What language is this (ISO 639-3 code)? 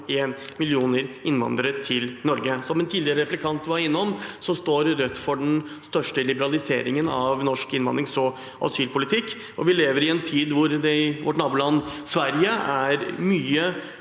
nor